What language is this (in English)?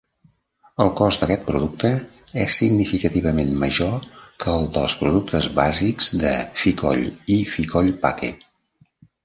Catalan